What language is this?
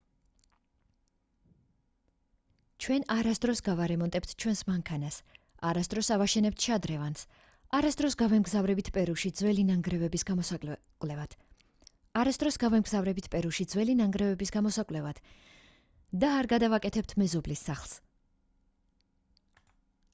Georgian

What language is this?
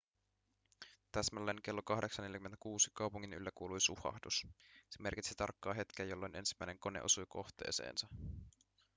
Finnish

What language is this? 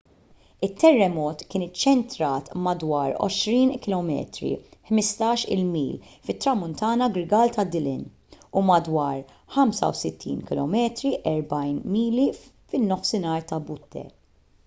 Maltese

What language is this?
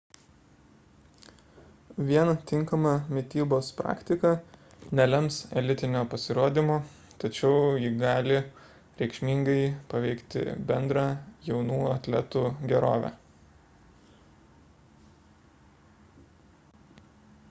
Lithuanian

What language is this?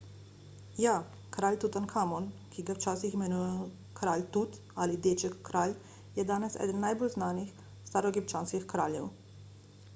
Slovenian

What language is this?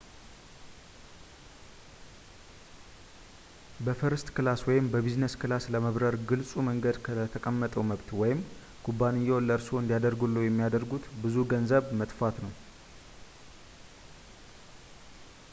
Amharic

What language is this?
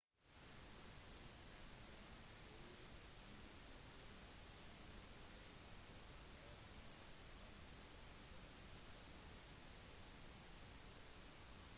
Norwegian Bokmål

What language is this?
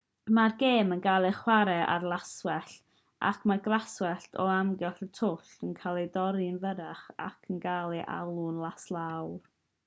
Welsh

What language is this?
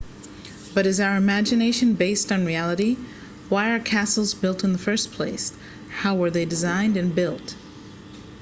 English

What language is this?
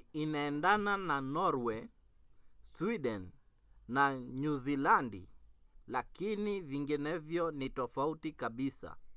Swahili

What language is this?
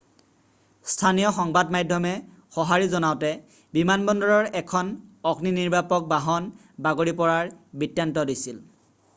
Assamese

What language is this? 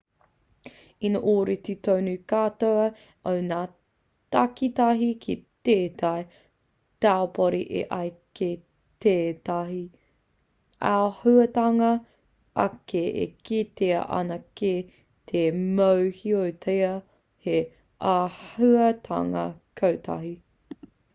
Māori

